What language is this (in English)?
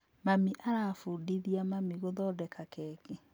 Kikuyu